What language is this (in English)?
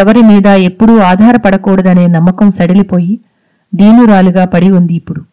Telugu